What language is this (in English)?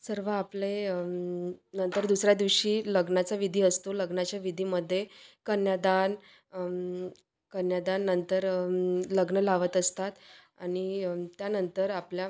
Marathi